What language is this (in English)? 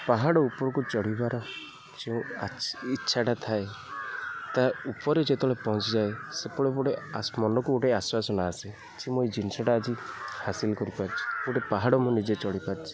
Odia